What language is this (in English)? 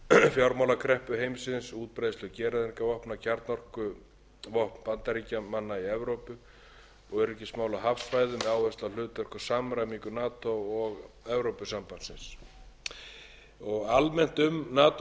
Icelandic